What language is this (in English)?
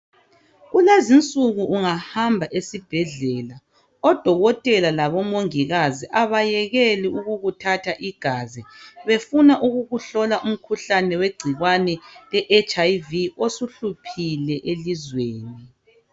North Ndebele